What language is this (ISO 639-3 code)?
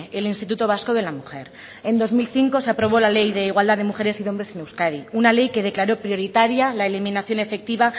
spa